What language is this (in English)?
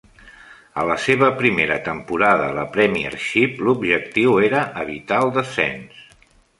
Catalan